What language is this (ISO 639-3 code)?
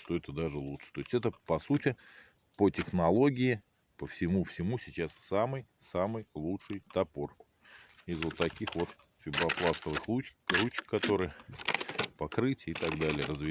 rus